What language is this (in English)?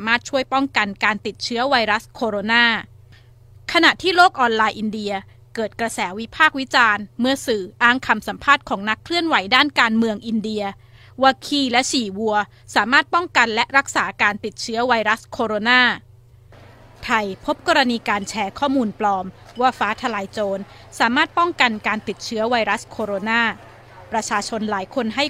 Thai